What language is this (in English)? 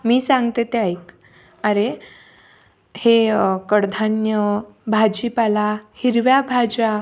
Marathi